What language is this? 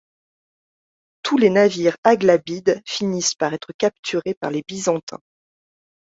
French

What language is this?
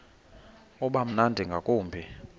Xhosa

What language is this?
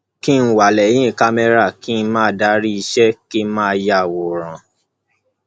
Yoruba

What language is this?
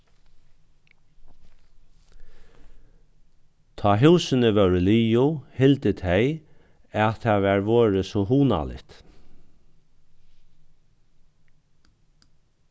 Faroese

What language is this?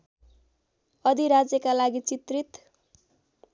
Nepali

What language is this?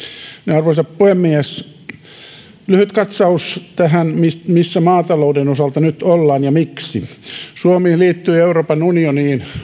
Finnish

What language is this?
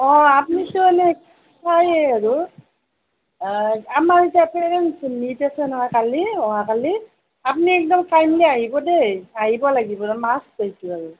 Assamese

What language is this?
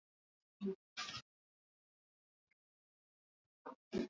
Swahili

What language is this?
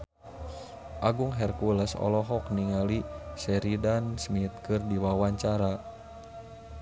Sundanese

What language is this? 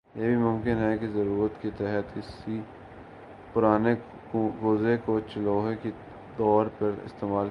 Urdu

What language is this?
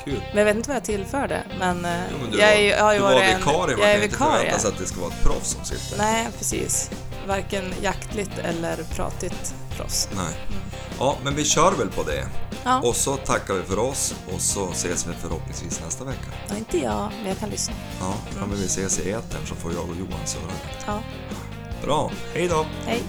Swedish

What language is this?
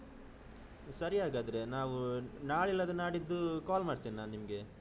Kannada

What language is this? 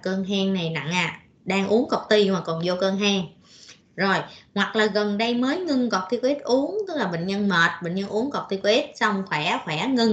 Vietnamese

